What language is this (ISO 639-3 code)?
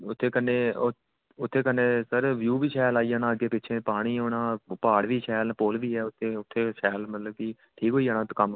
doi